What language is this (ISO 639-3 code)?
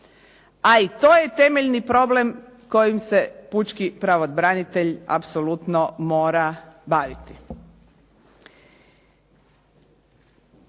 hrv